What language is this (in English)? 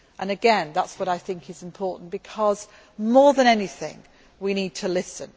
English